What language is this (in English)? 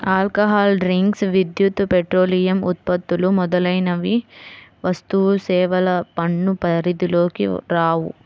Telugu